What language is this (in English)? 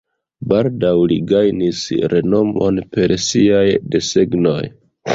Esperanto